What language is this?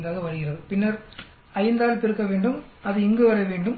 Tamil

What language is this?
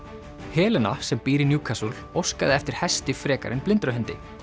Icelandic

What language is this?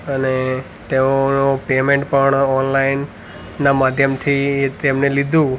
Gujarati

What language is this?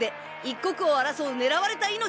Japanese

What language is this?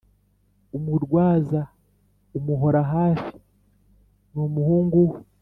Kinyarwanda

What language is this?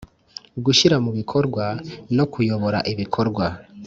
Kinyarwanda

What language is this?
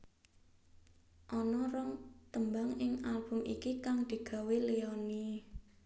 Javanese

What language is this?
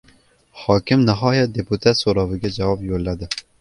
Uzbek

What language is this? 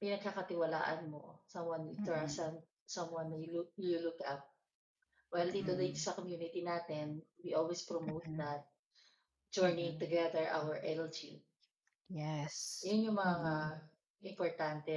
Filipino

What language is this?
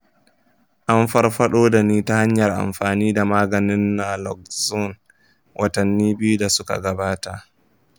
Hausa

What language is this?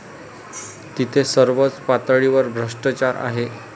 Marathi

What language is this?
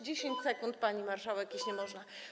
Polish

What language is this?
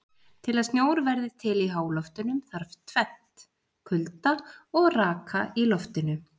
Icelandic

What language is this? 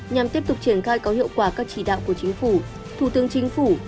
Vietnamese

